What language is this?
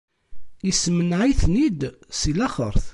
Kabyle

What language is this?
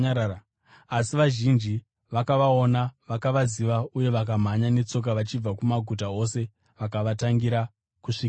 Shona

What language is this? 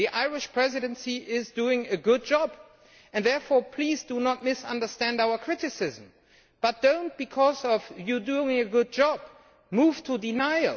English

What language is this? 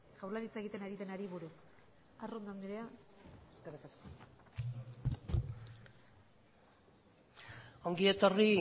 Basque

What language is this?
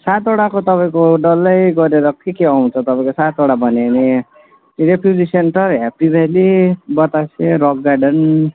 Nepali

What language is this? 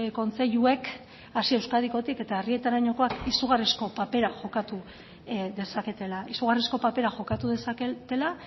Basque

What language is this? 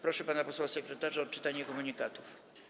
Polish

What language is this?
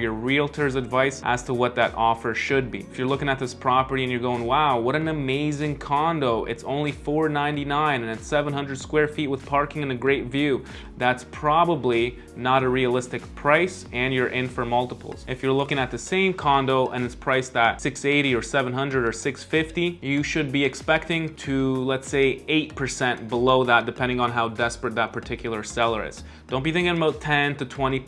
English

